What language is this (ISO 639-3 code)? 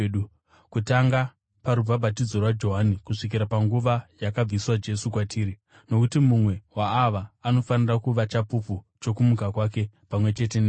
sna